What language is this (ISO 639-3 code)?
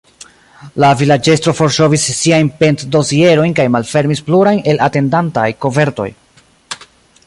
epo